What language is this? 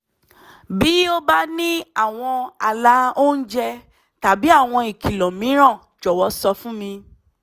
Yoruba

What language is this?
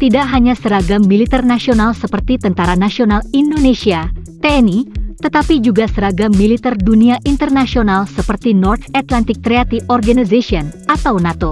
Indonesian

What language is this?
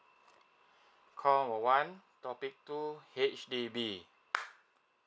English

